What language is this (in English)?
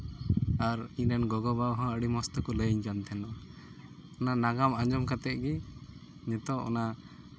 Santali